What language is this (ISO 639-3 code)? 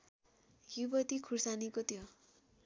nep